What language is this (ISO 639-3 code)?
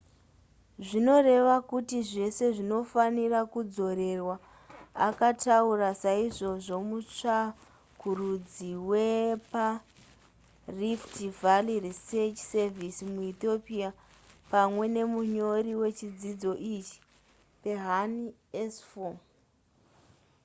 sna